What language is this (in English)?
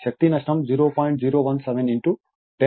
Telugu